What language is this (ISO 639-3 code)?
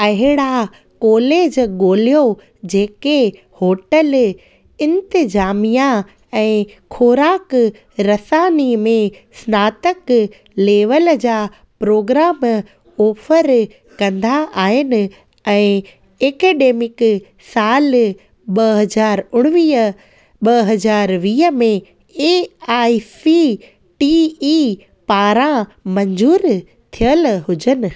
snd